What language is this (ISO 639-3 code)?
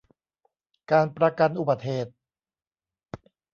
tha